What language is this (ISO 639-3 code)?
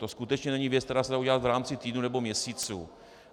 ces